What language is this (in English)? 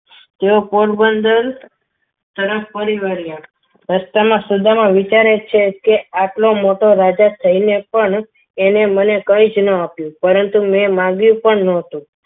Gujarati